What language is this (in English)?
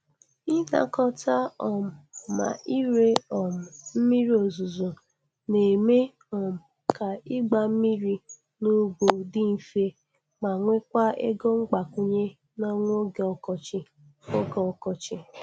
Igbo